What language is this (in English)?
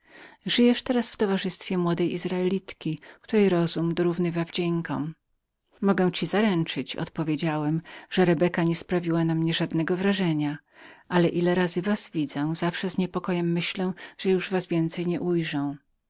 Polish